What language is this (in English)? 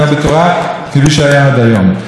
Hebrew